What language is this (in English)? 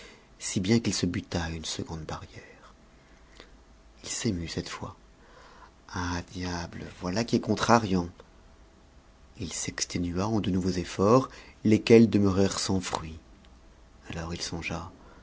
French